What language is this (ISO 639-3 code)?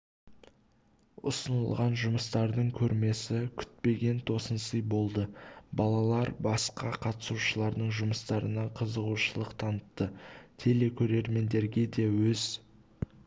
kaz